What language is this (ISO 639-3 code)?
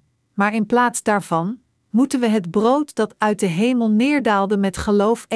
nld